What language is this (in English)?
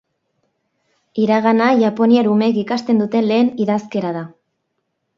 Basque